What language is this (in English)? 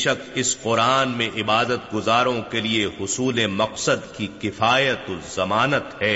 Urdu